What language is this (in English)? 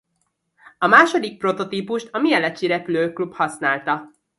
Hungarian